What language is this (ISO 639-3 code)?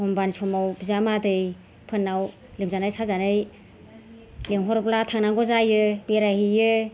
brx